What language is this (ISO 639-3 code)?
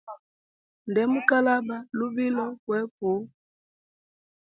hem